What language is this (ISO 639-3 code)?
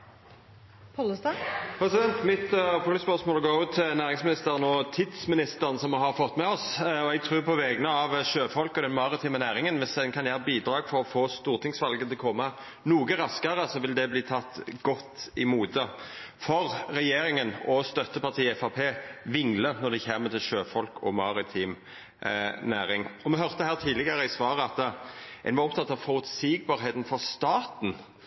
nno